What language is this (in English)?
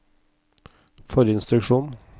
Norwegian